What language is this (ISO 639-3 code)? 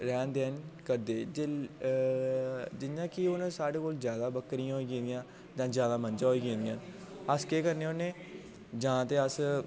doi